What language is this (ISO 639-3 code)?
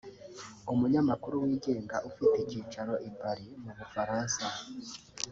kin